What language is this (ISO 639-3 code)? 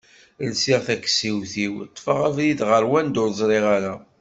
kab